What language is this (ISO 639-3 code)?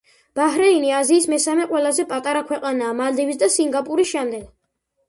kat